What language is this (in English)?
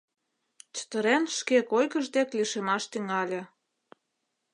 Mari